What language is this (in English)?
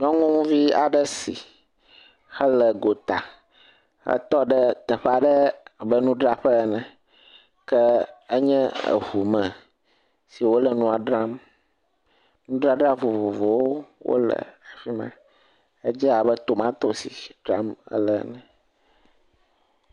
Ewe